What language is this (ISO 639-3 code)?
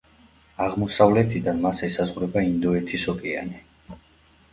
kat